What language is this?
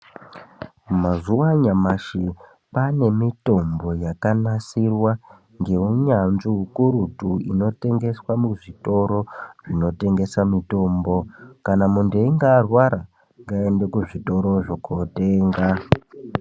Ndau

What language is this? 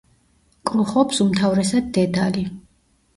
Georgian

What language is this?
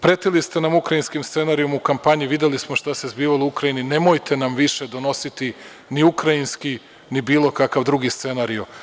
Serbian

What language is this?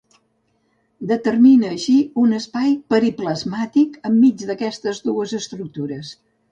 Catalan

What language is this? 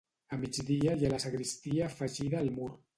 Catalan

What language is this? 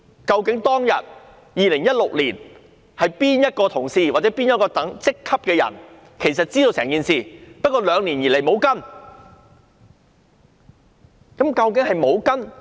Cantonese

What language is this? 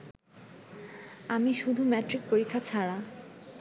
Bangla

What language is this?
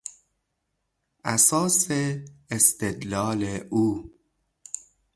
Persian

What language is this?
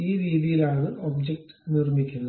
Malayalam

